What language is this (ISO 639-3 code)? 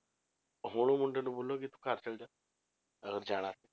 pan